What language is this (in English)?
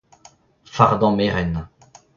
Breton